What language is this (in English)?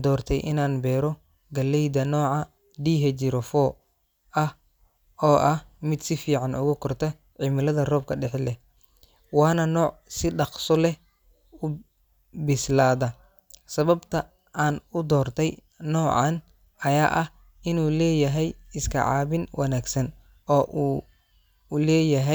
Somali